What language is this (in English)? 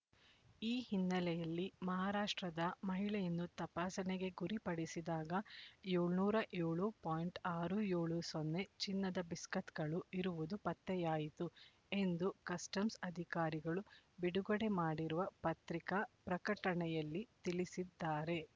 Kannada